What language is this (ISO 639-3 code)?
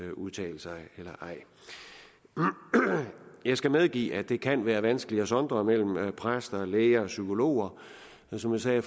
dan